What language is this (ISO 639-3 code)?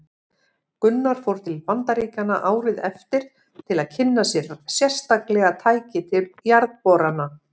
isl